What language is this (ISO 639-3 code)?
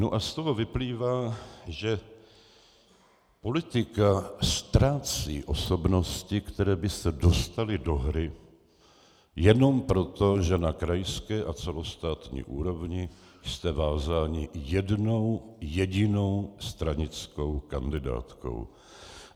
ces